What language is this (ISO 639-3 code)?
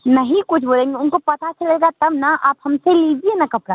hin